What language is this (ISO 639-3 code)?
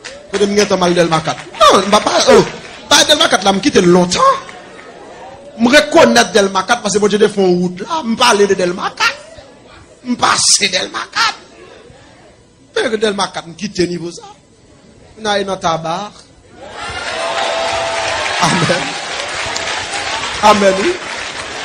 fra